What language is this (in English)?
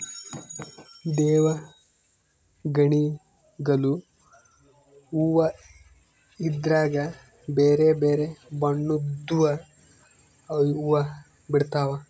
Kannada